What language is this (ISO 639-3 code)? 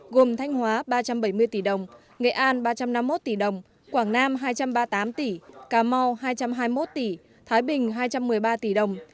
vie